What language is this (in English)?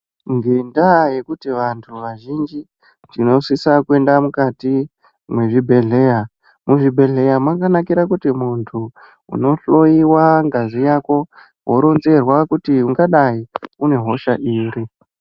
Ndau